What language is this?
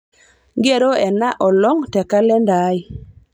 Masai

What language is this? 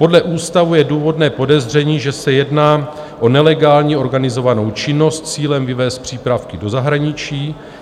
Czech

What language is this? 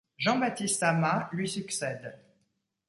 French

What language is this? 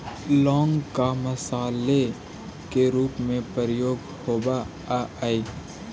Magahi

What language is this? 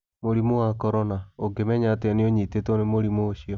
Kikuyu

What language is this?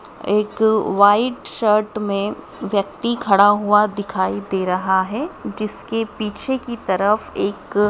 Hindi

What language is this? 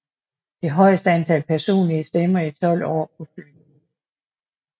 Danish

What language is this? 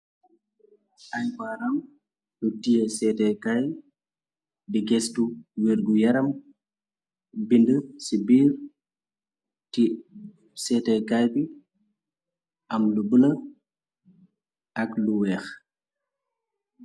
Wolof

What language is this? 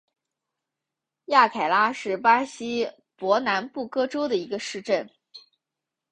Chinese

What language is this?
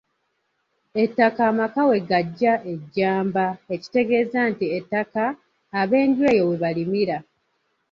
Ganda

